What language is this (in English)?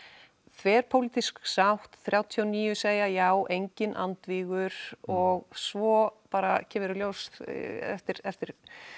Icelandic